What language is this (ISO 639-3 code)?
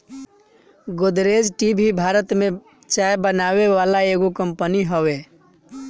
bho